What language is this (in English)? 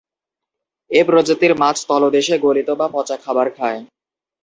Bangla